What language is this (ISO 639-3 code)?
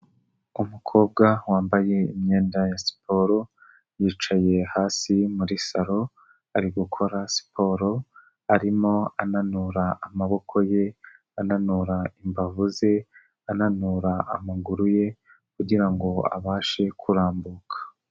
kin